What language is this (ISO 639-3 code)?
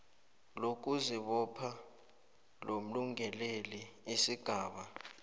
nbl